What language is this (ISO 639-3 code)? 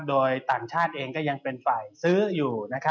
tha